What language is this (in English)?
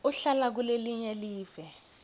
Swati